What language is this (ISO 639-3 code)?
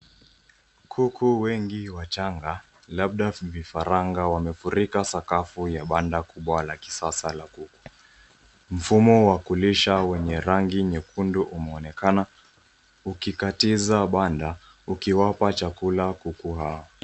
swa